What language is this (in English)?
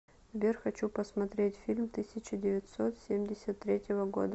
Russian